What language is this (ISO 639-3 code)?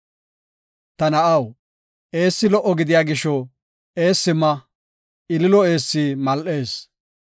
gof